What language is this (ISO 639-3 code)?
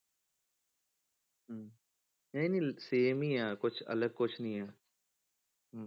pan